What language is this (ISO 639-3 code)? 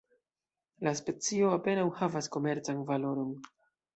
epo